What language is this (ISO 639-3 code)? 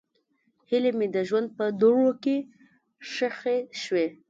pus